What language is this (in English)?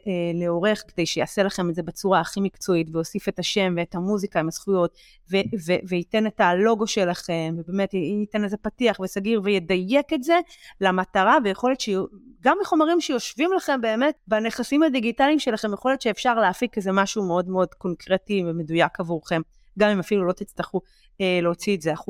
Hebrew